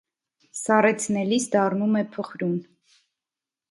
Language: Armenian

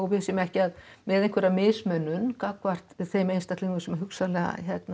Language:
Icelandic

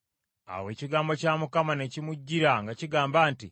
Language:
Ganda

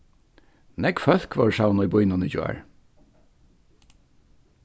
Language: Faroese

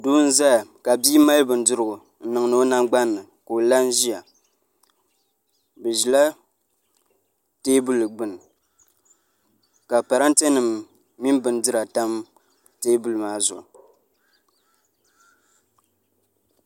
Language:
Dagbani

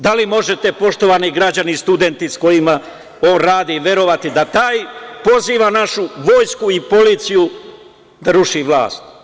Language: Serbian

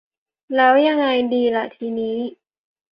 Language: Thai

